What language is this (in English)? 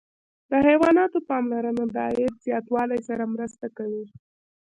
Pashto